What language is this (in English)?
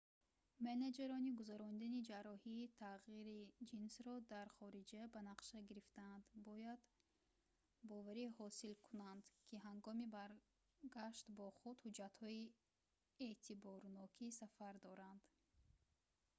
Tajik